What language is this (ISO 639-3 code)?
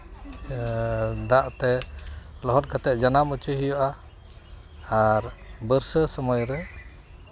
sat